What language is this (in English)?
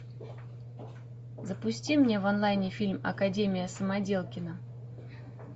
Russian